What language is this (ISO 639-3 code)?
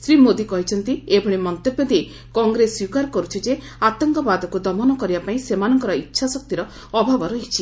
ori